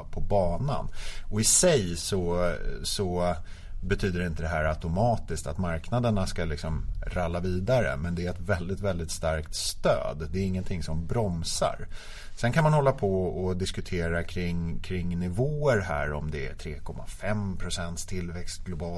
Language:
Swedish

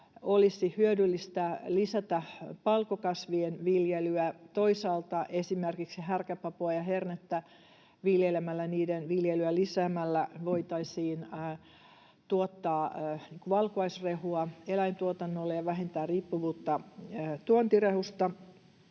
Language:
Finnish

